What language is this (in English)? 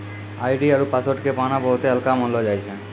Maithili